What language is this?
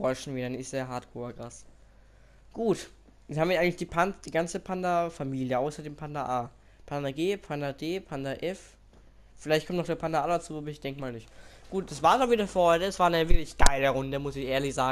German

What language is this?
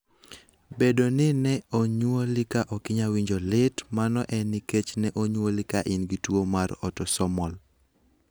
Luo (Kenya and Tanzania)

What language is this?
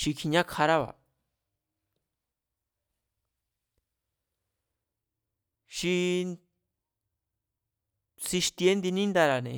Mazatlán Mazatec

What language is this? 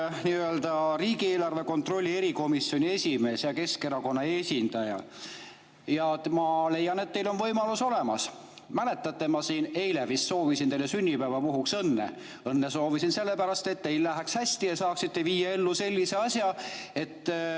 Estonian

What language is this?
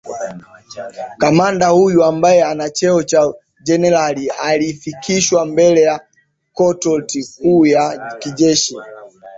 Swahili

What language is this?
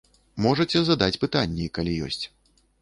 Belarusian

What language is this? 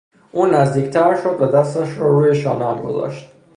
Persian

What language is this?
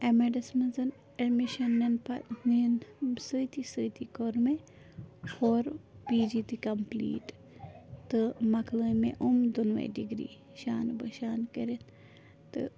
Kashmiri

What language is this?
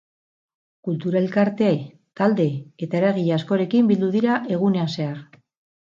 Basque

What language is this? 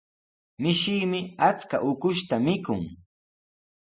Sihuas Ancash Quechua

